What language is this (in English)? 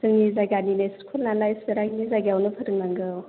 Bodo